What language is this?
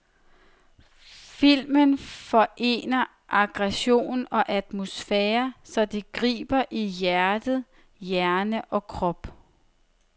Danish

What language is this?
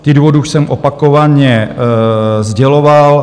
Czech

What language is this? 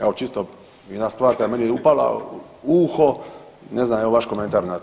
Croatian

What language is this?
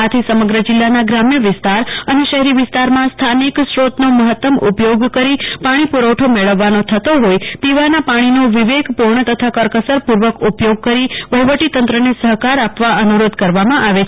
Gujarati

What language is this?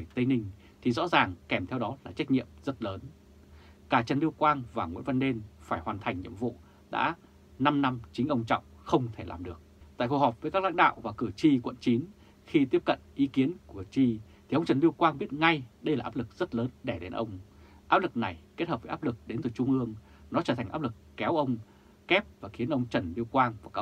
Vietnamese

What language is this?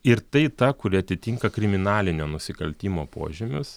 Lithuanian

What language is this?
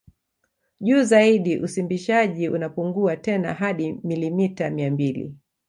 Swahili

